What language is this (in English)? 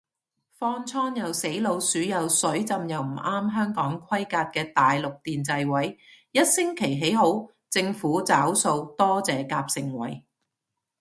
Cantonese